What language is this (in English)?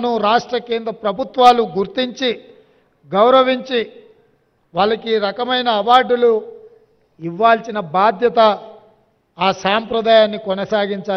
Telugu